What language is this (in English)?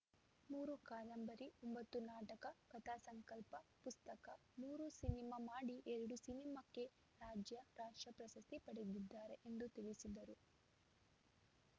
Kannada